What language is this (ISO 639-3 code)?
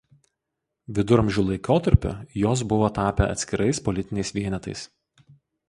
lit